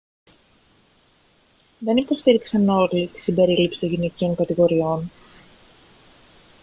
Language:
Greek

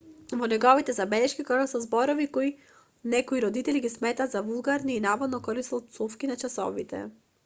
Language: Macedonian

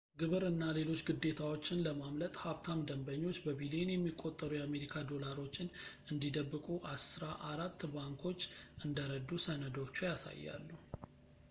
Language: Amharic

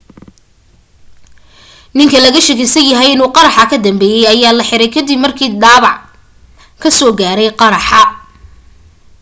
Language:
Somali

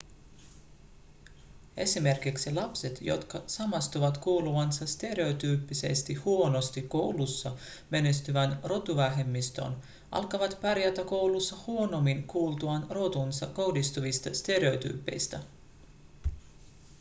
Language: Finnish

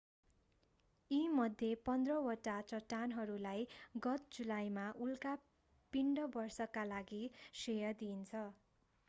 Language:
Nepali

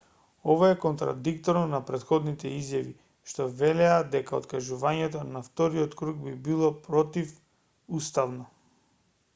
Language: Macedonian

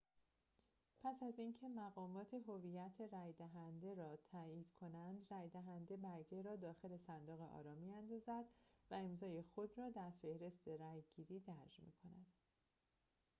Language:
Persian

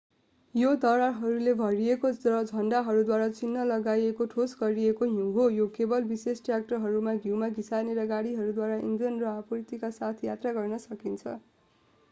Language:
Nepali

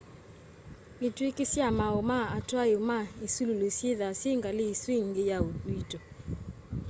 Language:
Kamba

